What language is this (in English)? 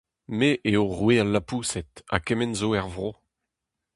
Breton